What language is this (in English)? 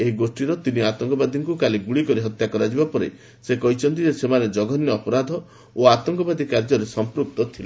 Odia